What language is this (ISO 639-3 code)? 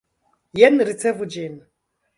epo